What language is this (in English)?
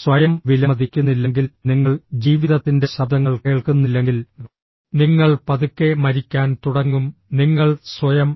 Malayalam